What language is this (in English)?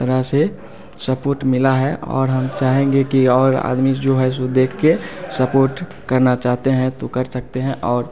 Hindi